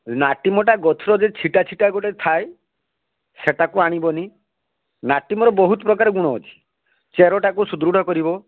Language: Odia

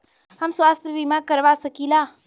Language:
Bhojpuri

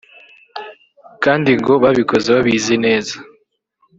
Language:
Kinyarwanda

